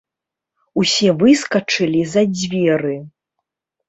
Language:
Belarusian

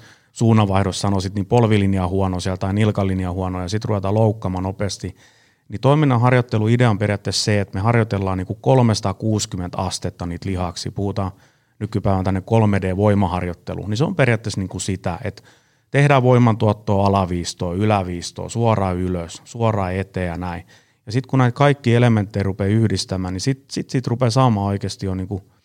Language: Finnish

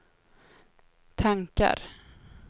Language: Swedish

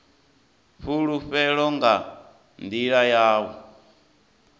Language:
Venda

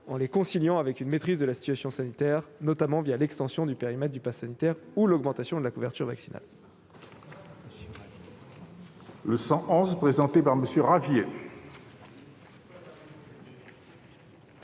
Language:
French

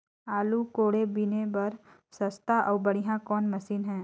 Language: Chhattisgarhi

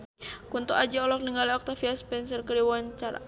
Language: Sundanese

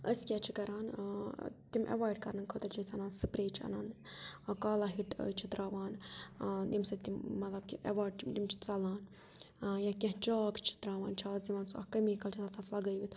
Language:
Kashmiri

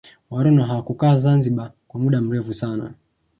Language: Swahili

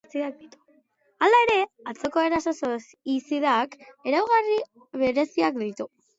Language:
Basque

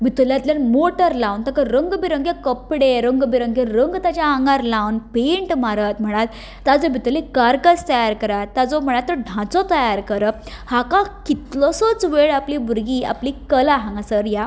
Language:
Konkani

